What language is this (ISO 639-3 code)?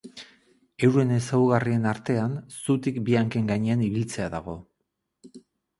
eus